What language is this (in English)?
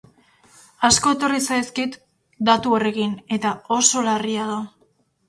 Basque